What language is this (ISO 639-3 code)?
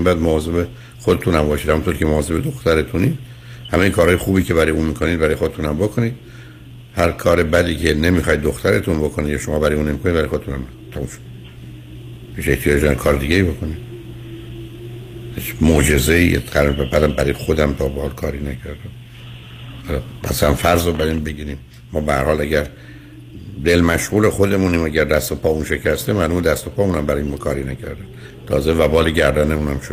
fas